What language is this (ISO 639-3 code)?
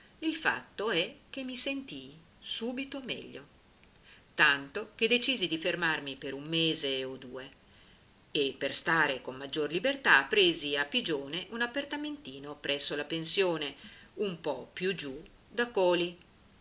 ita